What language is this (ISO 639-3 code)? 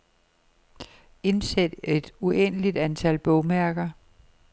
dan